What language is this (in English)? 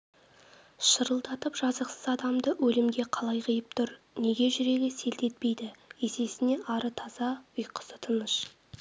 Kazakh